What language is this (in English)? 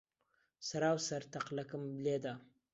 Central Kurdish